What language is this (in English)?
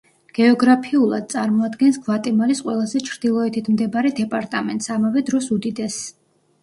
Georgian